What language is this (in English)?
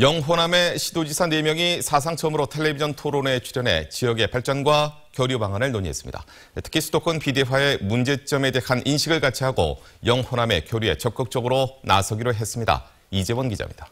Korean